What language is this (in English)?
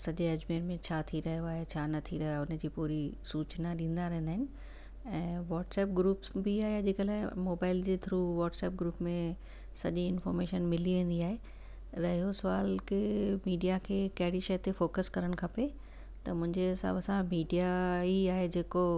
Sindhi